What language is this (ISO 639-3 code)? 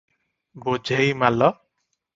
ori